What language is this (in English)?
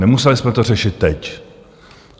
Czech